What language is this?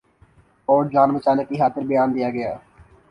Urdu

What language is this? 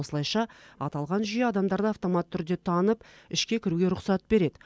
Kazakh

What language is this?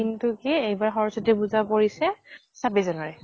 Assamese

